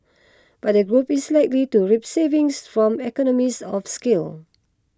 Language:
English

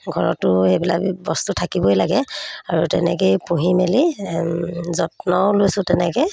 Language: Assamese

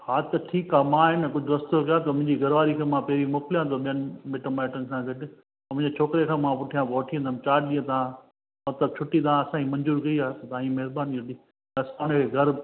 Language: Sindhi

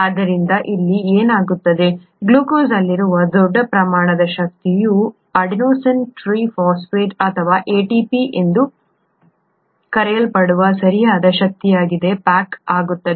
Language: Kannada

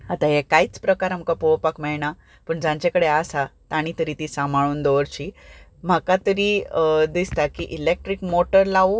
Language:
Konkani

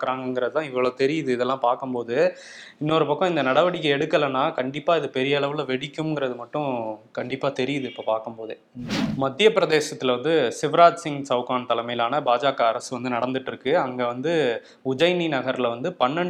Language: Tamil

